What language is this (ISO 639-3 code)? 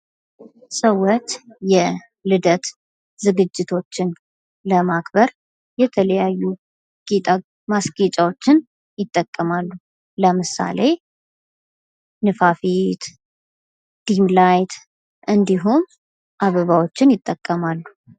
amh